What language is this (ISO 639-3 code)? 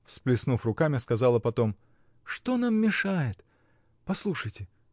rus